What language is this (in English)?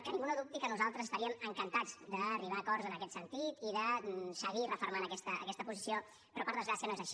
Catalan